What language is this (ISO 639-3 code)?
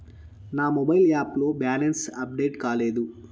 tel